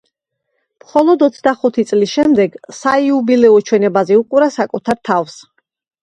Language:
Georgian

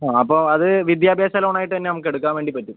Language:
Malayalam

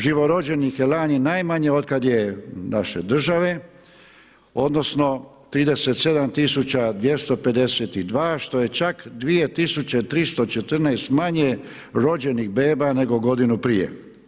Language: Croatian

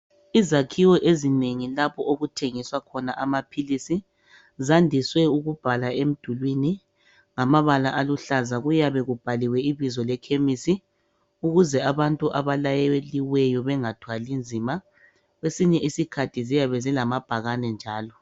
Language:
North Ndebele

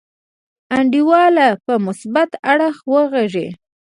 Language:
Pashto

